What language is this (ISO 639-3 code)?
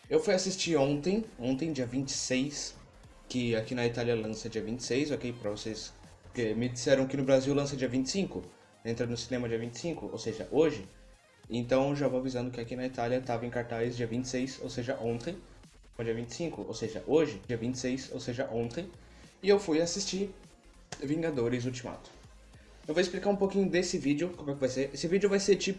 por